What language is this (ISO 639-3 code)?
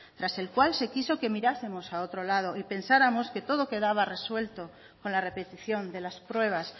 spa